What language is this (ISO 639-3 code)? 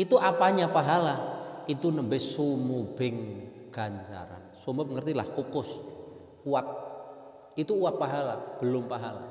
ind